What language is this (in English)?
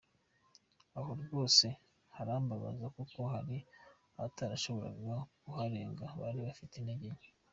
Kinyarwanda